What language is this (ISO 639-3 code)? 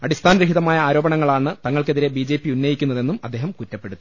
mal